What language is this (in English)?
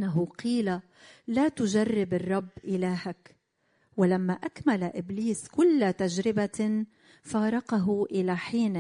Arabic